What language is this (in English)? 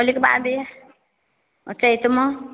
Maithili